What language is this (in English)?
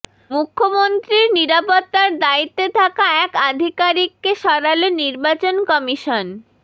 Bangla